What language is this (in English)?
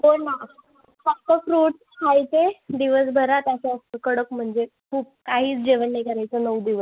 Marathi